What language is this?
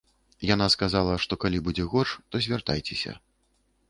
Belarusian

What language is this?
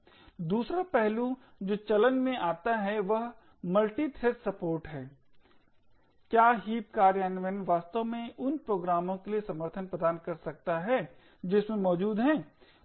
Hindi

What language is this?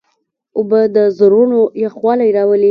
Pashto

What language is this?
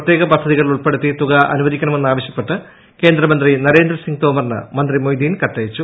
Malayalam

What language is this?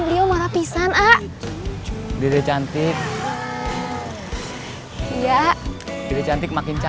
Indonesian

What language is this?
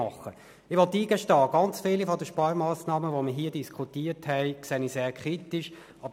Swiss German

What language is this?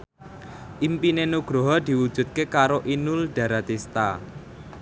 Javanese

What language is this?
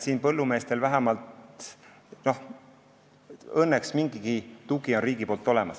Estonian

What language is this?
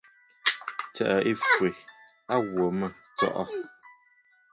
Bafut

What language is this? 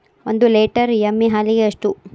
Kannada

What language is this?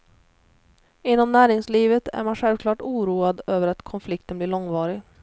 Swedish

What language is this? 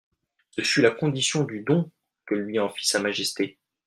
French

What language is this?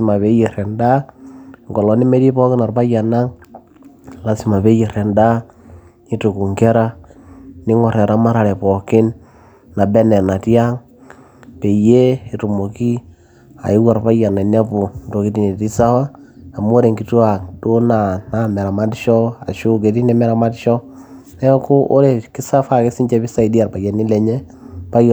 Masai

